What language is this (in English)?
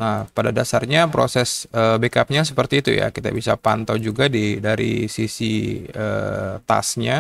Indonesian